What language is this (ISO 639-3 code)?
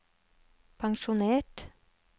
nor